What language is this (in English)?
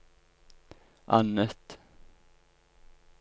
Norwegian